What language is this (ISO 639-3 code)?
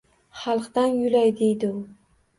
uzb